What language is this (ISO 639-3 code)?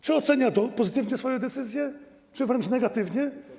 pol